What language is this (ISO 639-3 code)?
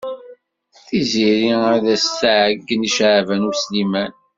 kab